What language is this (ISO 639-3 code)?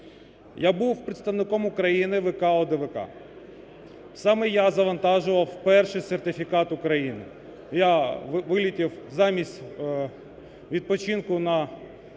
ukr